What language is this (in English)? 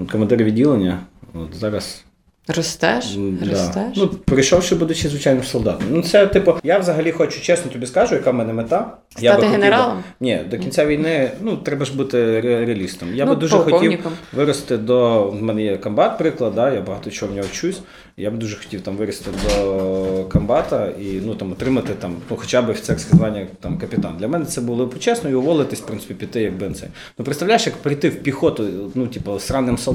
Ukrainian